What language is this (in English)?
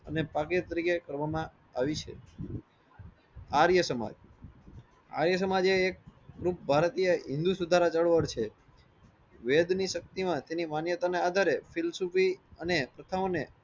Gujarati